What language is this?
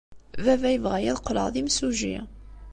Kabyle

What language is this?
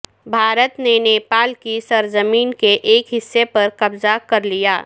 Urdu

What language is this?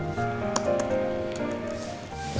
Indonesian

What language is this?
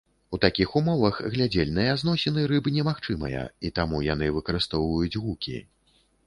Belarusian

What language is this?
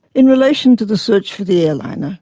English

